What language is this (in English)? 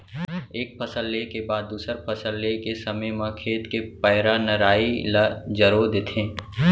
Chhattisgarhi